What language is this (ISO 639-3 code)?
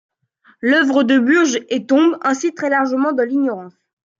fra